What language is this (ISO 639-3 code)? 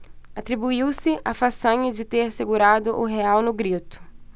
por